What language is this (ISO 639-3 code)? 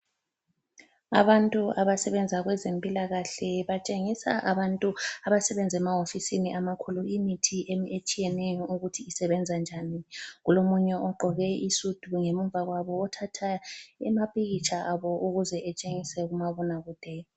nde